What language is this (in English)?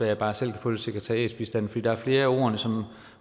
Danish